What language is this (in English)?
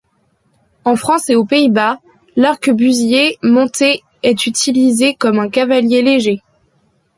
French